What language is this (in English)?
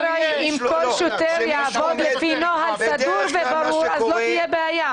Hebrew